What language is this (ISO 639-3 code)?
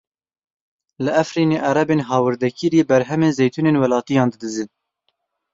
kur